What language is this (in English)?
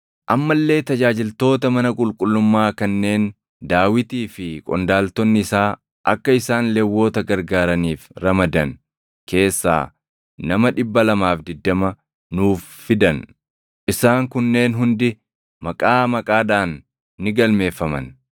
Oromo